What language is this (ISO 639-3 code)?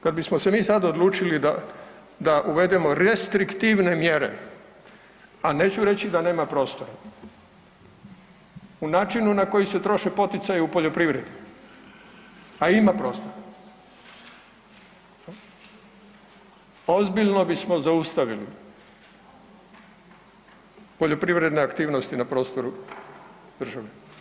hrv